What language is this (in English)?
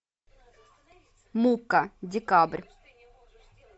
Russian